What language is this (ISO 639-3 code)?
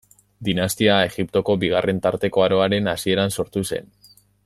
eus